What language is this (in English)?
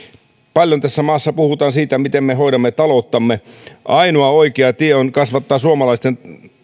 Finnish